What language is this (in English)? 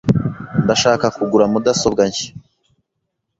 Kinyarwanda